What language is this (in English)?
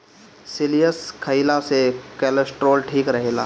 Bhojpuri